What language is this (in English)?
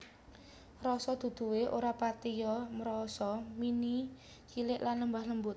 Javanese